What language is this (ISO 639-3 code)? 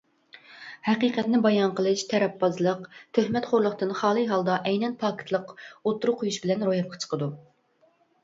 uig